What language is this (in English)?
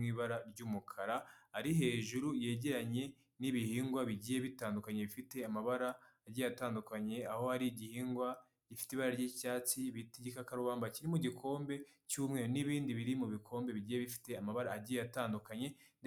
Kinyarwanda